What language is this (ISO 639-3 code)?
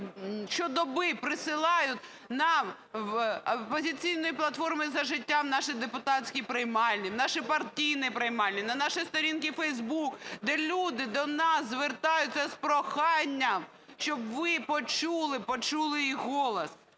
ukr